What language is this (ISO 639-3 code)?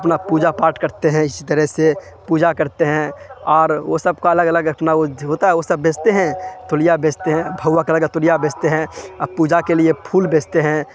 urd